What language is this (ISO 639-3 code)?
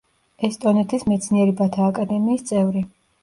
kat